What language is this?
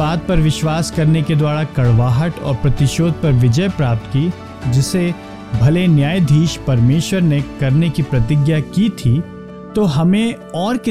Hindi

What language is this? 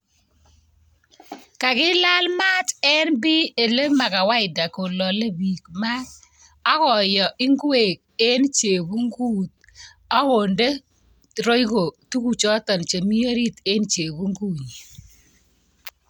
Kalenjin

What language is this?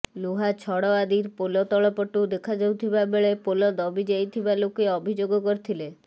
Odia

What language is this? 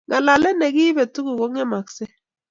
Kalenjin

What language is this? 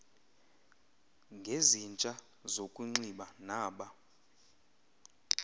Xhosa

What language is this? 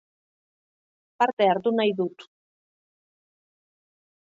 Basque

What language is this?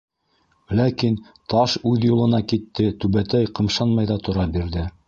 Bashkir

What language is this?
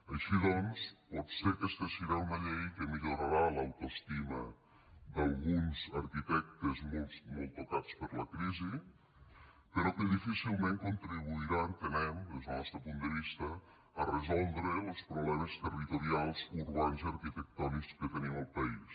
Catalan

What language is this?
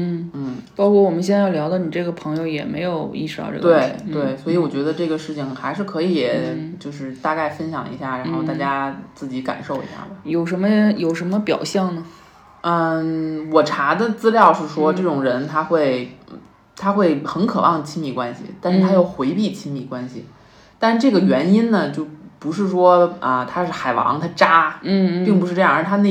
Chinese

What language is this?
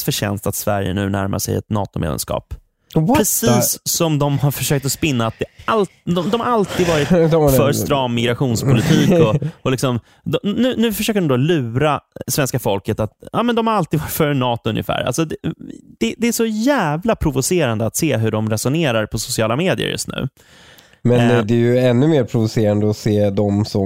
Swedish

